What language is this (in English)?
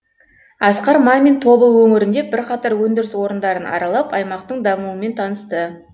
Kazakh